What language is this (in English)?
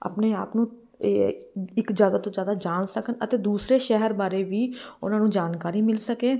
Punjabi